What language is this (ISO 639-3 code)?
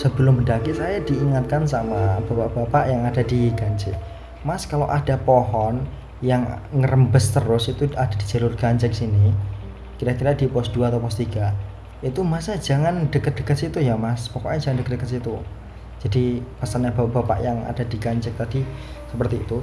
ind